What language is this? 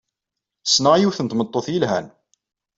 Kabyle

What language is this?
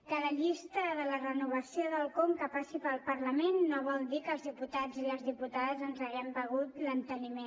Catalan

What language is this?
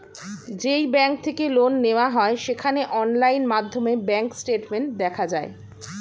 Bangla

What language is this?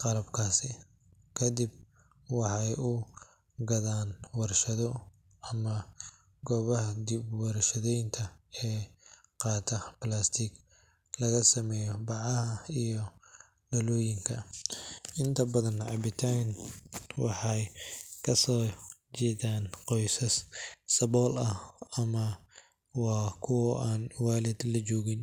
Somali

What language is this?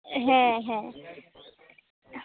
Santali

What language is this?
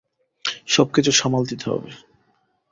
Bangla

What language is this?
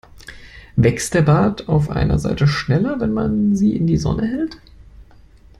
German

